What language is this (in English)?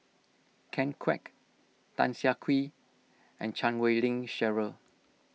English